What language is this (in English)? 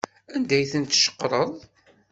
Kabyle